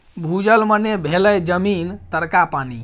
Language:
Maithili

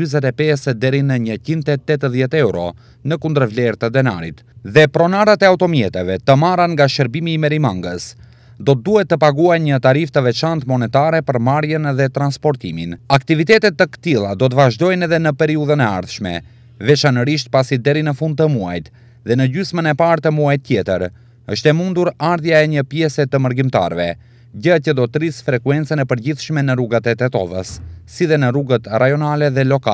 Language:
Romanian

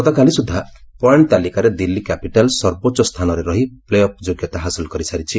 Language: Odia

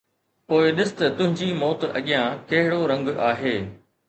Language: Sindhi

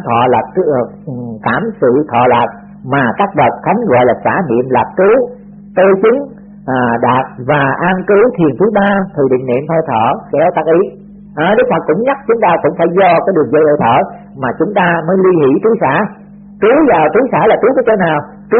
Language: Vietnamese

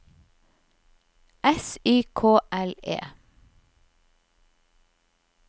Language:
Norwegian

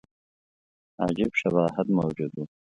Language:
Pashto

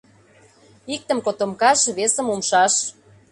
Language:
Mari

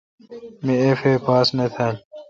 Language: Kalkoti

